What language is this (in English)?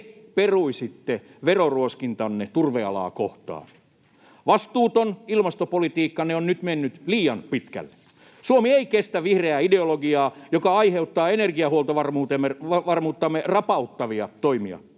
Finnish